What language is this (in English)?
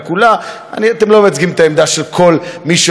Hebrew